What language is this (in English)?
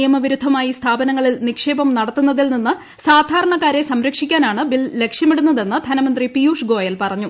Malayalam